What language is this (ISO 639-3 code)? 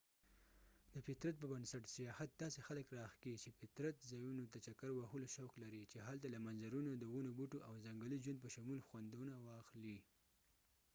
pus